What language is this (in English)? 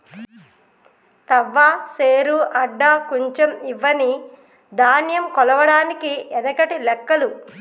Telugu